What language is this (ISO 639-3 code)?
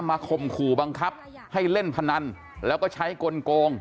tha